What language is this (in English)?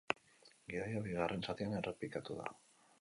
Basque